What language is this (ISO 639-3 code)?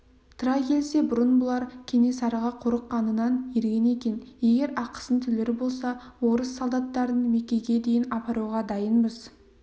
kaz